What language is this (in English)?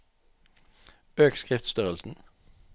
Norwegian